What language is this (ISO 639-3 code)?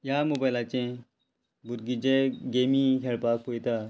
kok